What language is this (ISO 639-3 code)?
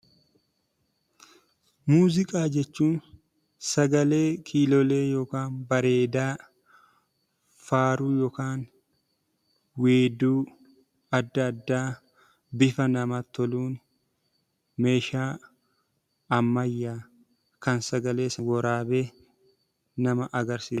orm